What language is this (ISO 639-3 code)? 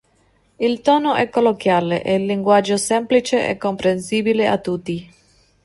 ita